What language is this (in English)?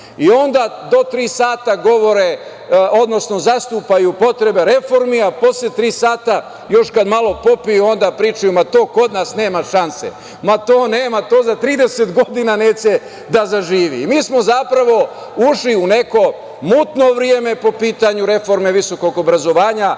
Serbian